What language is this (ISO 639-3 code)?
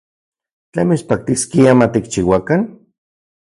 ncx